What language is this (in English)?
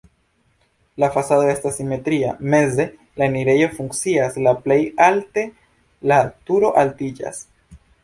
Esperanto